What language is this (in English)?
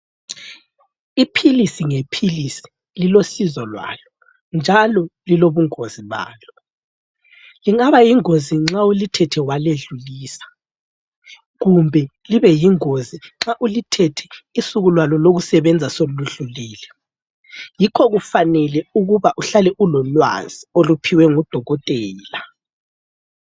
North Ndebele